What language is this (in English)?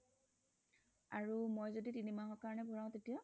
Assamese